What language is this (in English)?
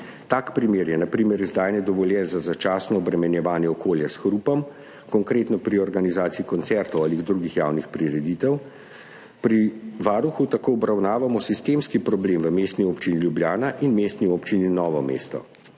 Slovenian